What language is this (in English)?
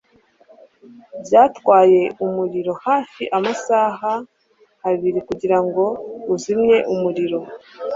Kinyarwanda